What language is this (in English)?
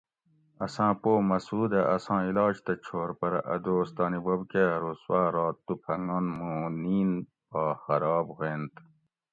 Gawri